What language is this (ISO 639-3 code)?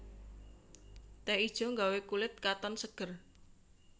jav